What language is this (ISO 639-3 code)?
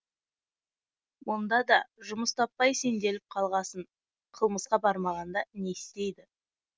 kaz